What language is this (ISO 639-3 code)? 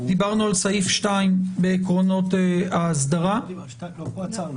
heb